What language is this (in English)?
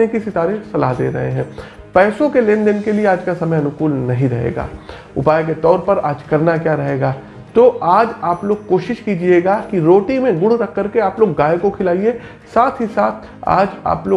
Hindi